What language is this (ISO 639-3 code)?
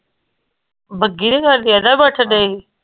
pan